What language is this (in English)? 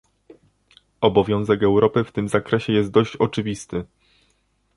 Polish